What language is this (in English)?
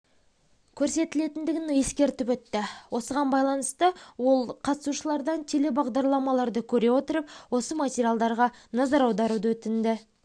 Kazakh